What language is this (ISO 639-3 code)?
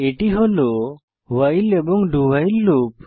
ben